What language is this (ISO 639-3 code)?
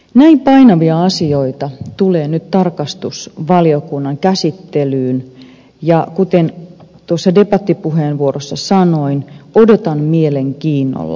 fin